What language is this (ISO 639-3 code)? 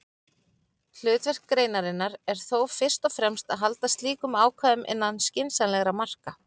isl